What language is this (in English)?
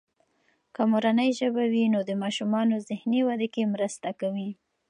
Pashto